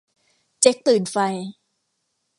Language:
Thai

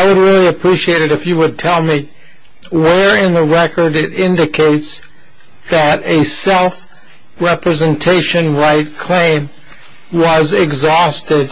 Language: English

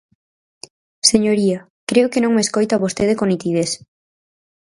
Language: Galician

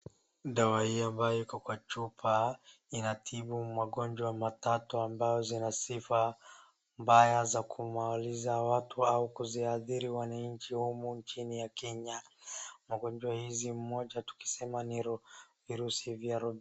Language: Swahili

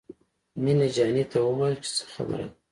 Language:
Pashto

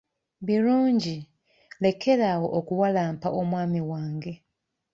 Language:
Ganda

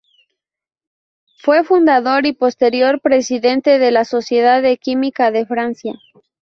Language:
Spanish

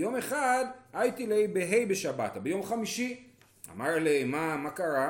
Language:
Hebrew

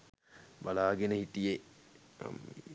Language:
Sinhala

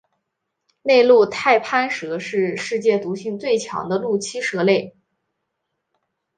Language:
Chinese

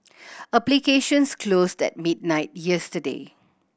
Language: English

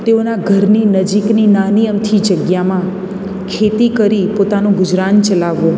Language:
Gujarati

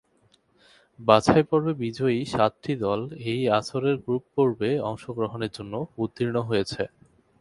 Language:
Bangla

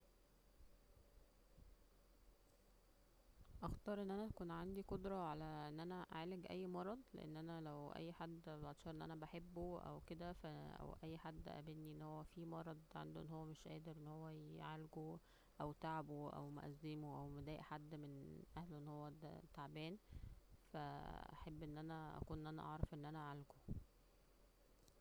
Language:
Egyptian Arabic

